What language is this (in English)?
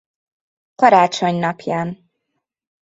Hungarian